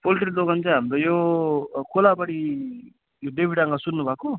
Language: Nepali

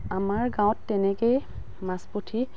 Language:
Assamese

